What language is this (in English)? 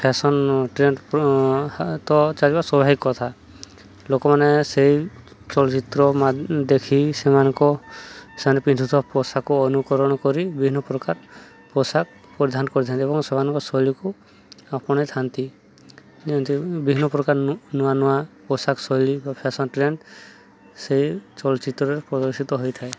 Odia